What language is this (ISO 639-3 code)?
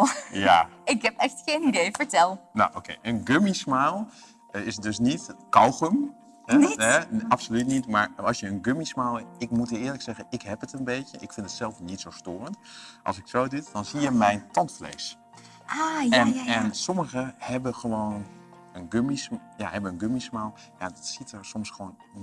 nld